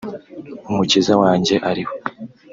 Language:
Kinyarwanda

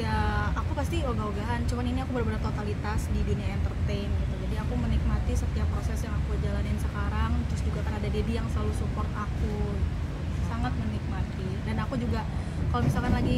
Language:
Indonesian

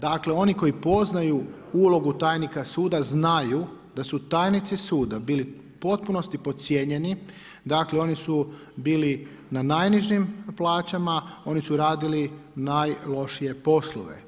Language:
Croatian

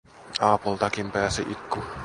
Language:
Finnish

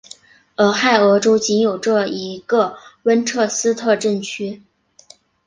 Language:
Chinese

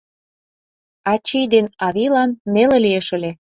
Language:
Mari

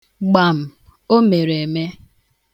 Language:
Igbo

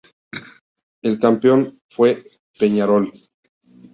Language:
Spanish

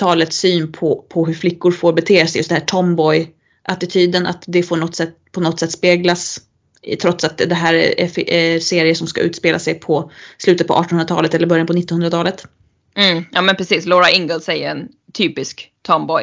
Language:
Swedish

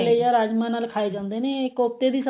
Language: Punjabi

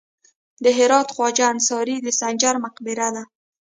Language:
Pashto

